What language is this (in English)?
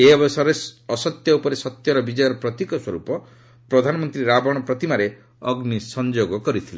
Odia